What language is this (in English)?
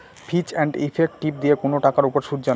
Bangla